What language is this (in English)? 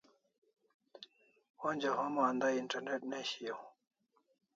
Kalasha